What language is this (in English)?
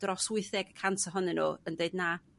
Welsh